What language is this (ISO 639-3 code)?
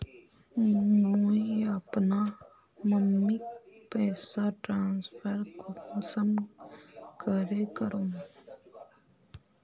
mag